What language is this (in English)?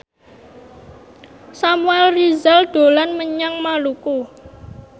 Javanese